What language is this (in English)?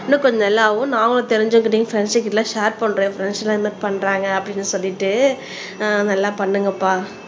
Tamil